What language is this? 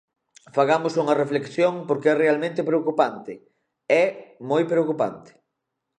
Galician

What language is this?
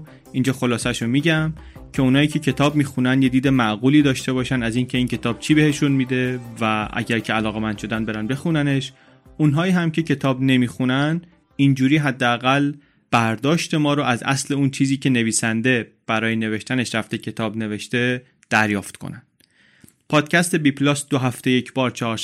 Persian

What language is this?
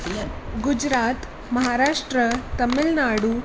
Sindhi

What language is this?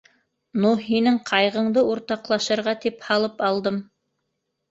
Bashkir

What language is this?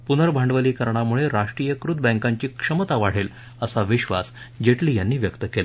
Marathi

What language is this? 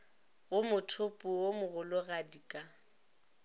Northern Sotho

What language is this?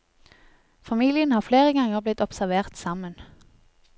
Norwegian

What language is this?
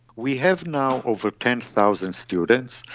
English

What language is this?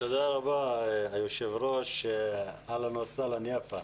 Hebrew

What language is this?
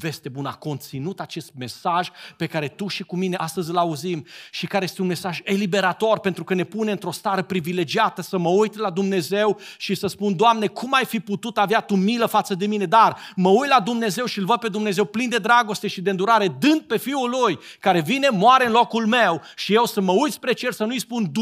Romanian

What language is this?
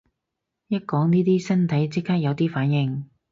Cantonese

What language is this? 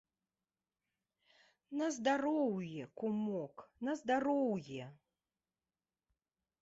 Belarusian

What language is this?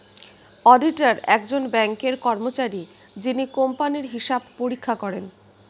Bangla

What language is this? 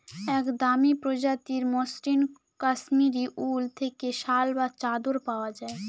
Bangla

